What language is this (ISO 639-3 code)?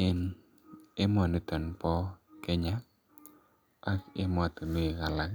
kln